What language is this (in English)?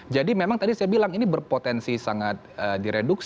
Indonesian